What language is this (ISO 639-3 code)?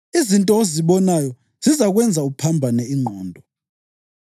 nde